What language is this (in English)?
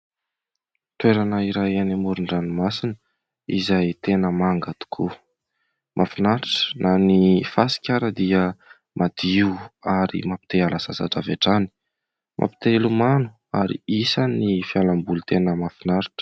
Malagasy